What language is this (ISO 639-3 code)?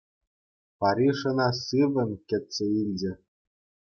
chv